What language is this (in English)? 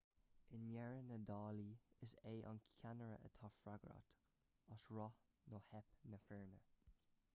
Irish